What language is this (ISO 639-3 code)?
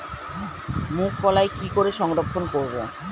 ben